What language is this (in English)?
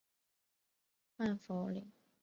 Chinese